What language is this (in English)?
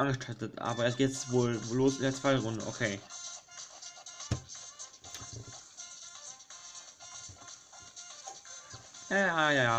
German